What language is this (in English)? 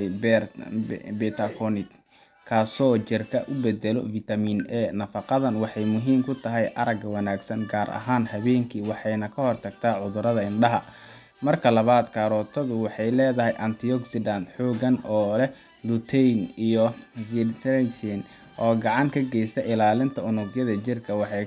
Somali